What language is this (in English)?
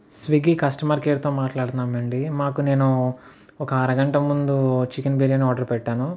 Telugu